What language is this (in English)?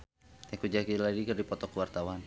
Sundanese